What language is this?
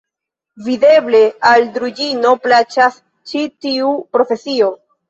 Esperanto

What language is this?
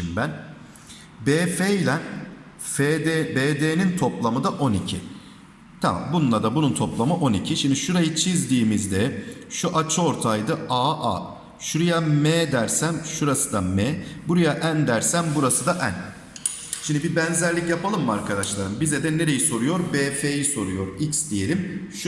Turkish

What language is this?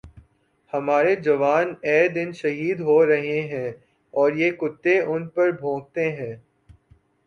Urdu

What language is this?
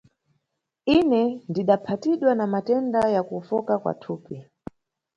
Nyungwe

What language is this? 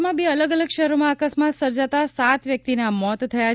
Gujarati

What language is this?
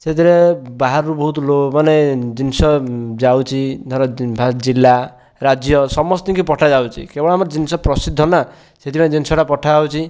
Odia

